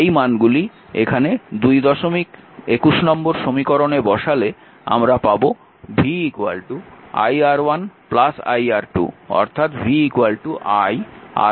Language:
Bangla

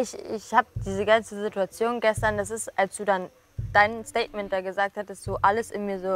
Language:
German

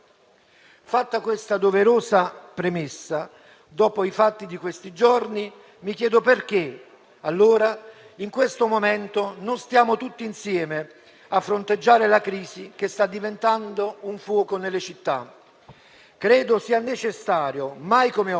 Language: Italian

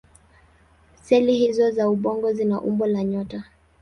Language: Swahili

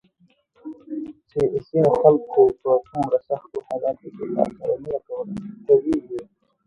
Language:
Pashto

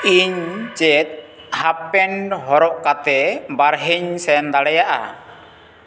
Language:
Santali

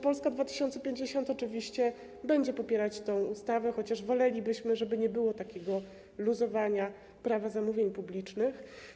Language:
Polish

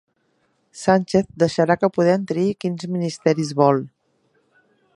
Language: Catalan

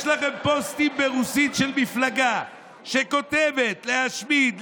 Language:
Hebrew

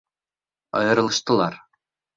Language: Bashkir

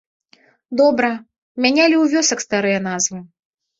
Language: Belarusian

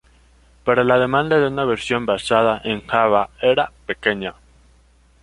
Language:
Spanish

